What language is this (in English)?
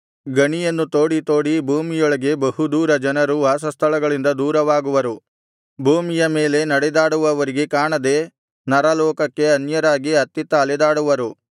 Kannada